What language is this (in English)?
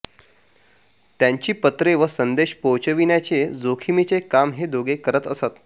Marathi